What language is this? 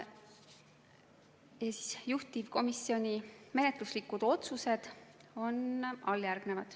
Estonian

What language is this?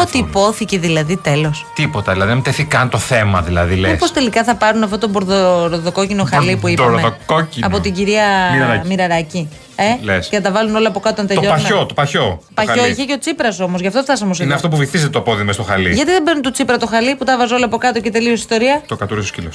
Greek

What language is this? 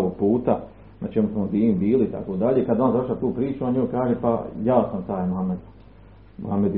Croatian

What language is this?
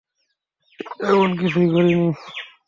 Bangla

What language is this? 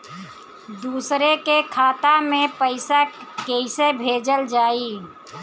Bhojpuri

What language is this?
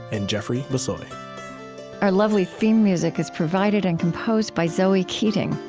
English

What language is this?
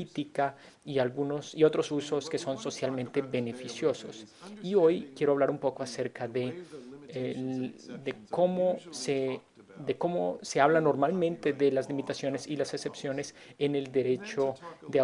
Spanish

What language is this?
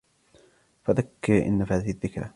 Arabic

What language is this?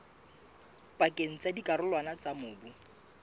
Southern Sotho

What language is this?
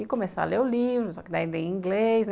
Portuguese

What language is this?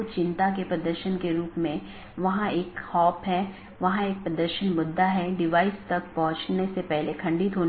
Hindi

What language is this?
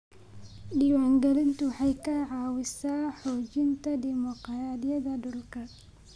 Somali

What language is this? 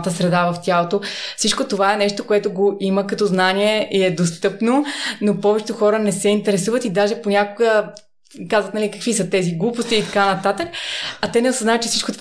Bulgarian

